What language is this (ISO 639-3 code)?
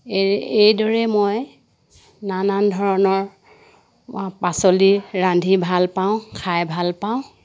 asm